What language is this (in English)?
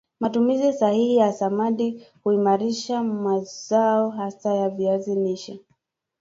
Swahili